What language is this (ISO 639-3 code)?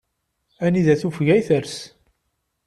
kab